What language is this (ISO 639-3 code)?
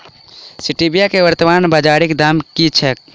mai